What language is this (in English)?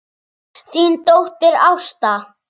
Icelandic